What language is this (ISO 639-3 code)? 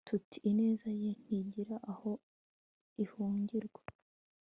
kin